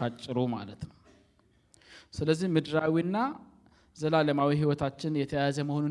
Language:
Amharic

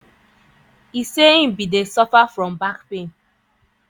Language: Nigerian Pidgin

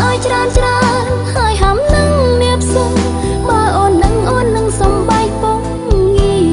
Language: Thai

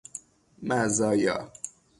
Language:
Persian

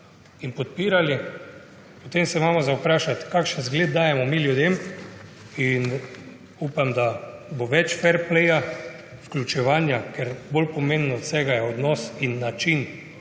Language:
Slovenian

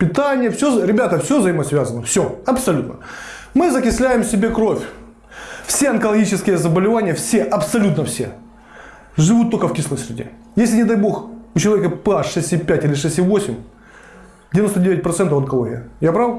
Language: Russian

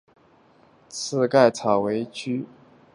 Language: Chinese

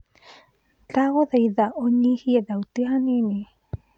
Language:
Kikuyu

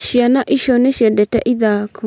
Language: Kikuyu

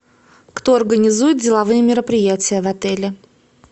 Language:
Russian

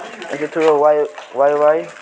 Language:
Nepali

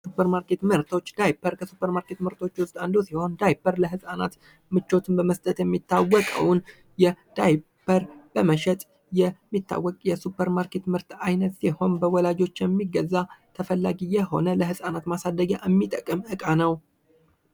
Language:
Amharic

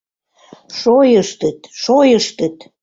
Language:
Mari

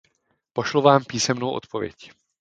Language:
Czech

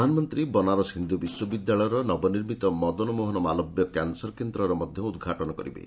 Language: Odia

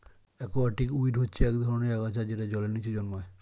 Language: Bangla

